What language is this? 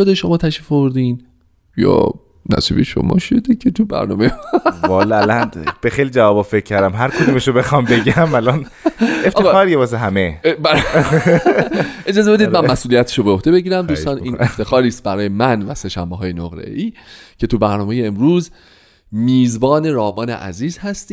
Persian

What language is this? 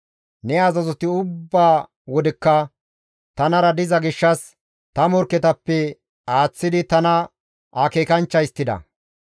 Gamo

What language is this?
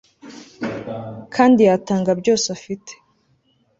Kinyarwanda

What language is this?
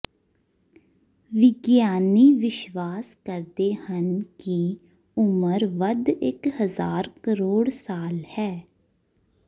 Punjabi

